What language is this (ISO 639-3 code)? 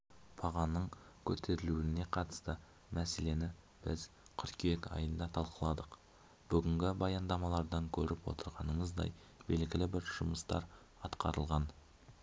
kaz